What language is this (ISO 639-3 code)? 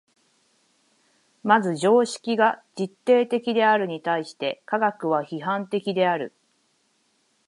jpn